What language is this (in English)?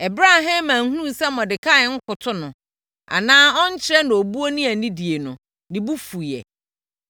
Akan